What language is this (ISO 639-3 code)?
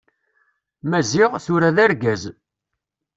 kab